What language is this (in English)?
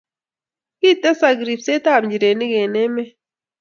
Kalenjin